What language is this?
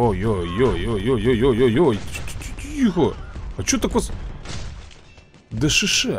Russian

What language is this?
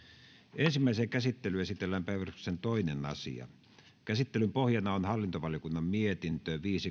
Finnish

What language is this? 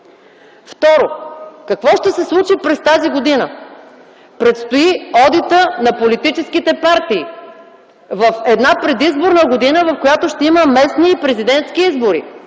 Bulgarian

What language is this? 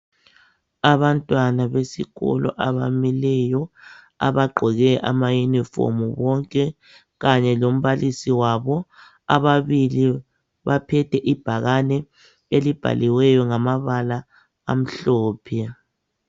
North Ndebele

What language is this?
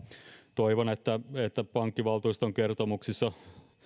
Finnish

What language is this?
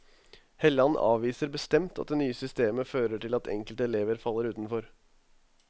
Norwegian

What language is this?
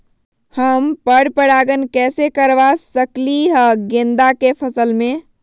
Magahi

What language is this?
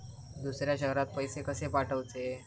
Marathi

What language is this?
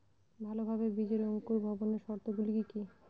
Bangla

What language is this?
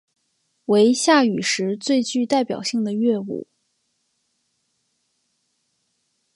Chinese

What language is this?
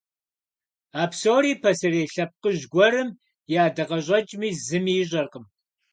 Kabardian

